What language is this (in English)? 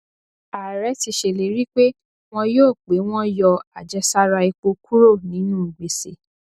Yoruba